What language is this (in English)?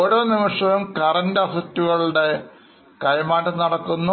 Malayalam